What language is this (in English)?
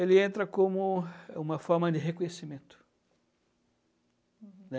Portuguese